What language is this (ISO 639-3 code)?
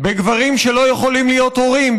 heb